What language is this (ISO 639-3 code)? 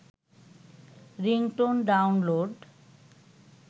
ben